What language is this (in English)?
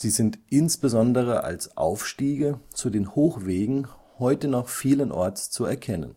German